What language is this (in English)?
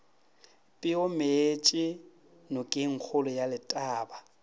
Northern Sotho